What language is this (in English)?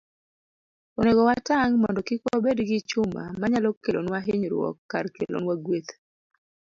Luo (Kenya and Tanzania)